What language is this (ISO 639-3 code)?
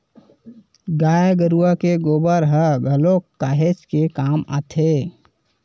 hne